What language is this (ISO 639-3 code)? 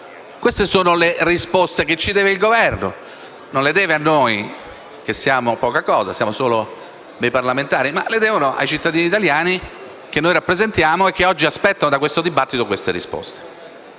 ita